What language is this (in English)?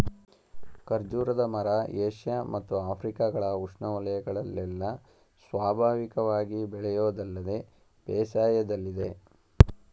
Kannada